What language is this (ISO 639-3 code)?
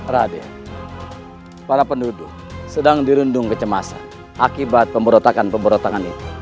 ind